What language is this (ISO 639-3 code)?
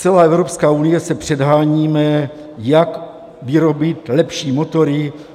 ces